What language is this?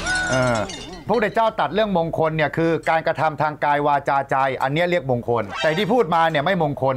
Thai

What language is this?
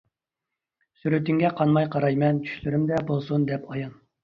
Uyghur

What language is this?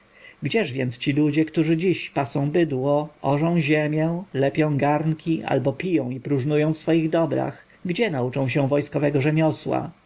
Polish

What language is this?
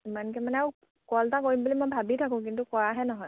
Assamese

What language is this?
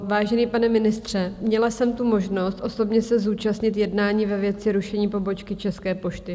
Czech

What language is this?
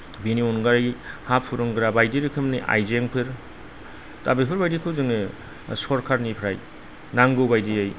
Bodo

